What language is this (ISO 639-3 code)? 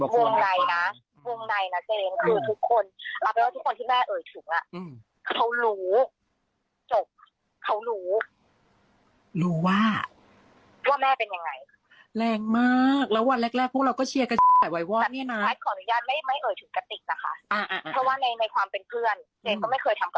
tha